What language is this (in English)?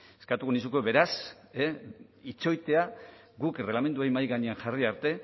Basque